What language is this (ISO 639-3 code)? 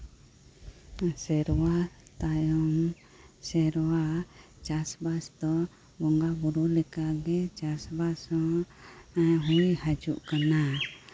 sat